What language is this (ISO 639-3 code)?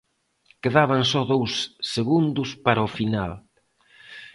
glg